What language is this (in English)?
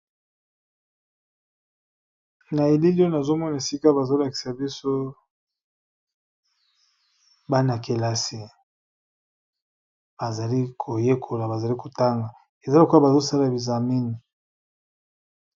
Lingala